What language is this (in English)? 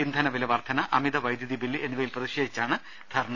Malayalam